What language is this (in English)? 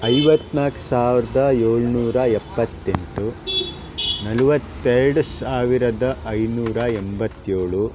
Kannada